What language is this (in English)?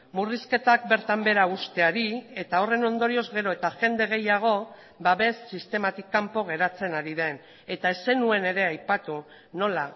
Basque